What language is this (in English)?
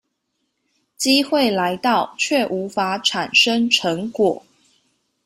Chinese